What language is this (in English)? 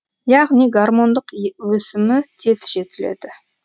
Kazakh